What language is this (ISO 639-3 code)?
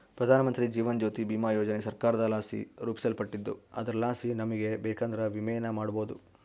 kan